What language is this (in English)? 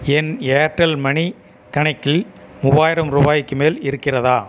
Tamil